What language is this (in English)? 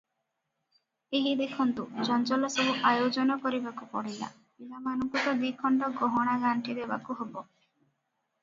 Odia